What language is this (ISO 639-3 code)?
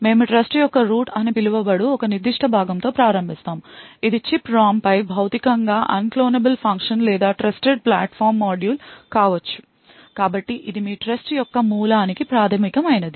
tel